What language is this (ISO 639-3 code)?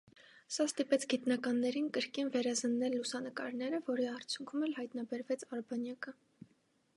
hye